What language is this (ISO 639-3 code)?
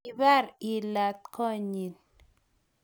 kln